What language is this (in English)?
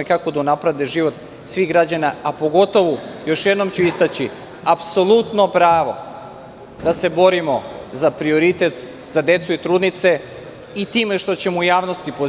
Serbian